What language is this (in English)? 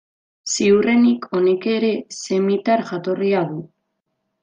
Basque